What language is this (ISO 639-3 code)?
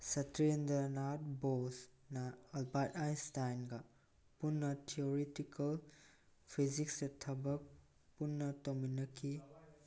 mni